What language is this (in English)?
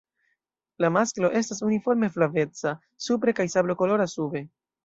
Esperanto